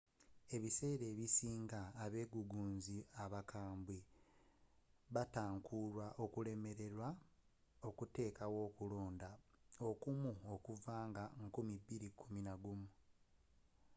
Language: Ganda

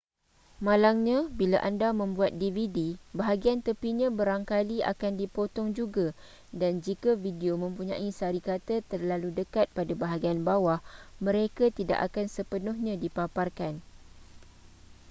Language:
Malay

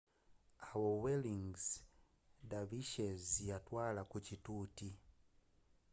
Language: Ganda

